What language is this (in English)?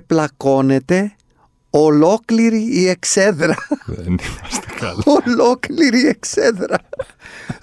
Greek